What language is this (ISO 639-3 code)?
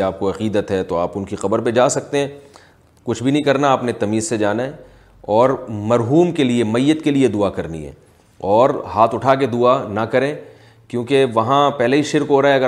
urd